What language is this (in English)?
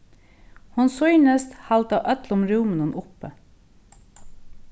Faroese